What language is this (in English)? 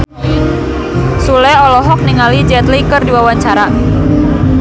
Sundanese